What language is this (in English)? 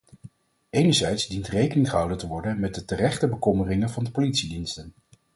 Dutch